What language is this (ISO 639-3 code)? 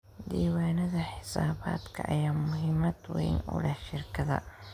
som